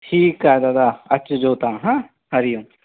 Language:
Sindhi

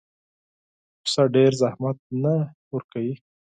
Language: Pashto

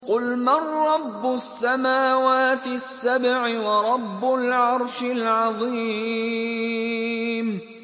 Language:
Arabic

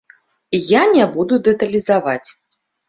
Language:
Belarusian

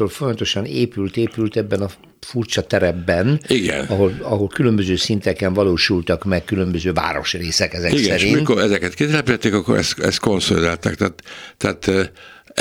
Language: Hungarian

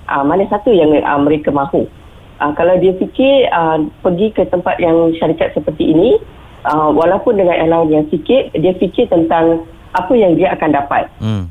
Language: Malay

